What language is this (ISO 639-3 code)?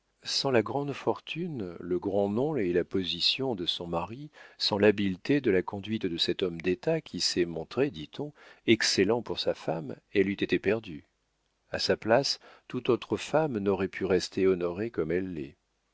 fra